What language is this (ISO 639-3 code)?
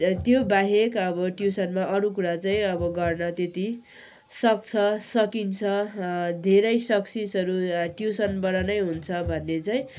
nep